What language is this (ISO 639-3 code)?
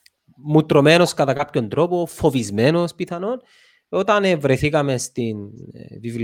ell